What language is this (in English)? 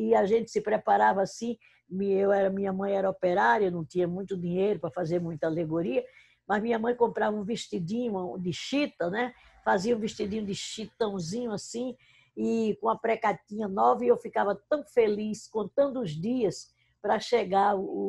Portuguese